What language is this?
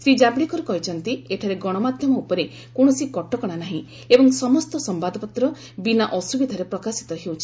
Odia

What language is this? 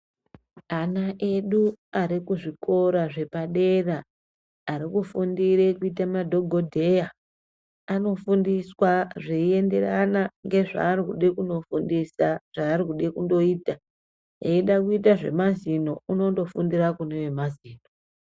Ndau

